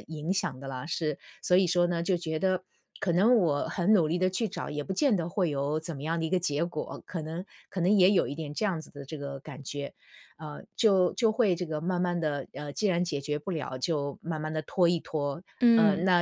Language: Chinese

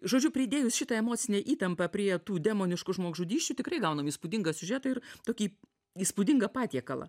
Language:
Lithuanian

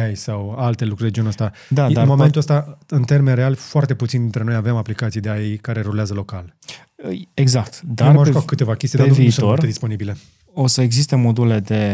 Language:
Romanian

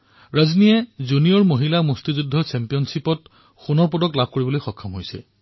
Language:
Assamese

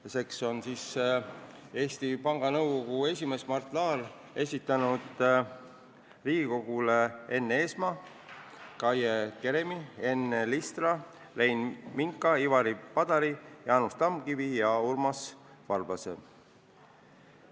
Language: Estonian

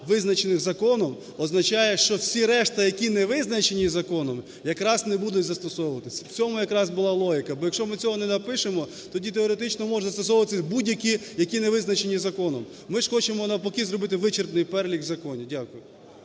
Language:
Ukrainian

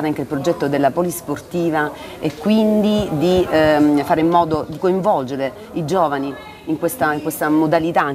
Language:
Italian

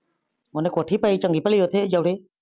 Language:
Punjabi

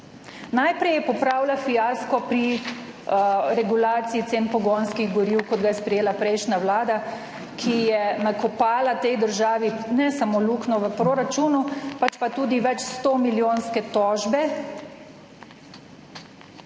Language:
Slovenian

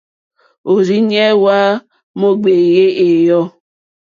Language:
Mokpwe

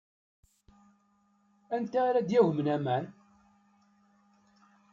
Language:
Kabyle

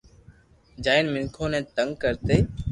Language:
Loarki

